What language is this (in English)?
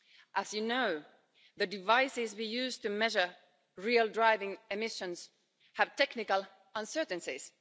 English